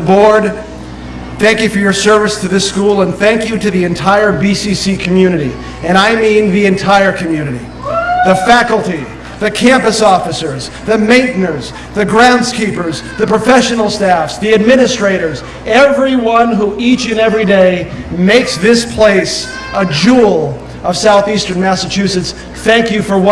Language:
English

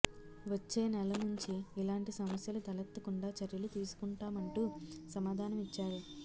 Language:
Telugu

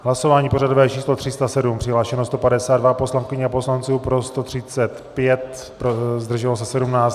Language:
Czech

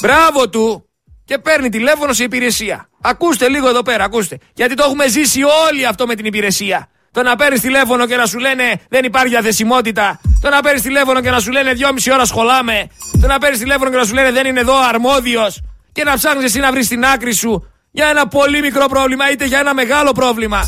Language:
Greek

